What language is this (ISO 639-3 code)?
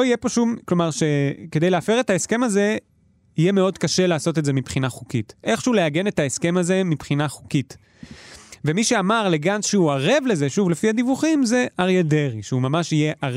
heb